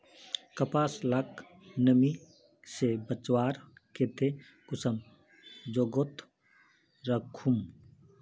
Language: Magahi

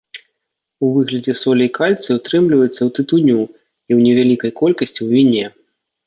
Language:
Belarusian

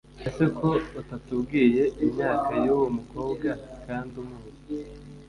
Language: Kinyarwanda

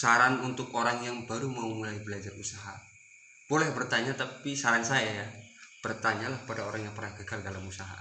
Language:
Indonesian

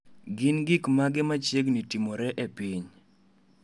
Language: Luo (Kenya and Tanzania)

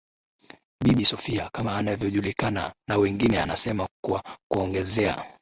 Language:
Swahili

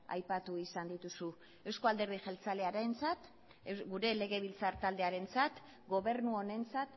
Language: Basque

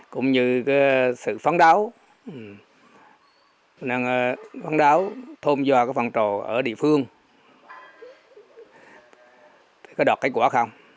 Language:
Vietnamese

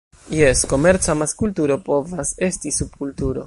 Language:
Esperanto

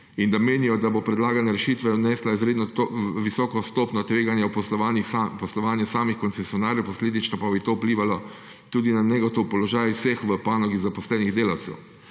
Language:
Slovenian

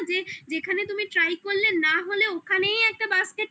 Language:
Bangla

